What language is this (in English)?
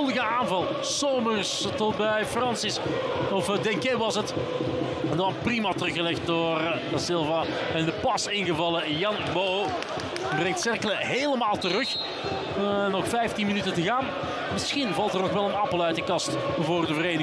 Dutch